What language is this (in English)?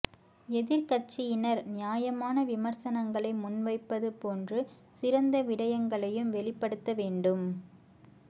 Tamil